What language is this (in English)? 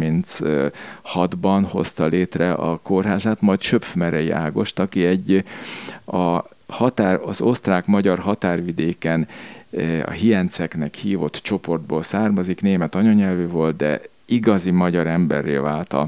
Hungarian